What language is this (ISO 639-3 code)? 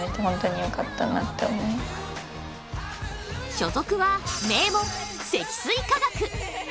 jpn